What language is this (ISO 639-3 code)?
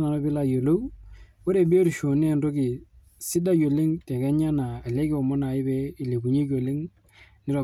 mas